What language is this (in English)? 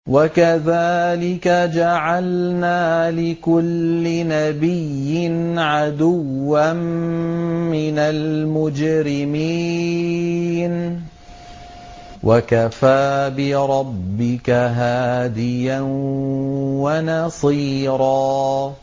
Arabic